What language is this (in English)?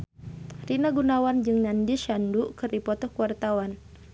Sundanese